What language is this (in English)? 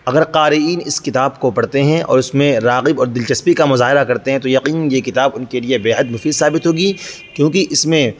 Urdu